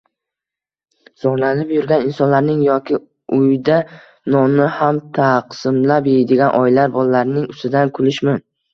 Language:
Uzbek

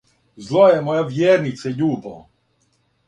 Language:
Serbian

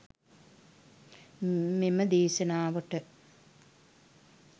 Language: Sinhala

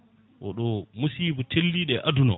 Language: Fula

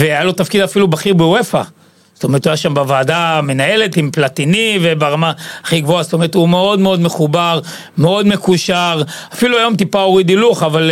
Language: Hebrew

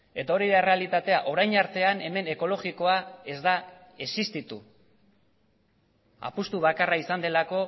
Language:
Basque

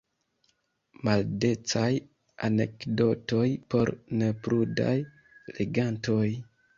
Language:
Esperanto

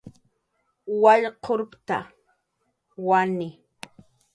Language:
Jaqaru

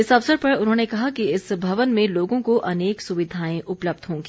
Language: Hindi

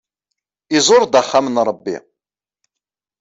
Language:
Kabyle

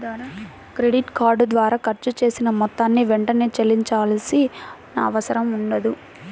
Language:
Telugu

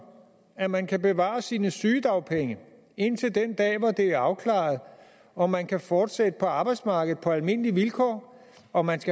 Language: Danish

